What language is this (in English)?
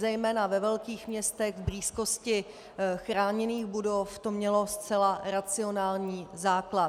Czech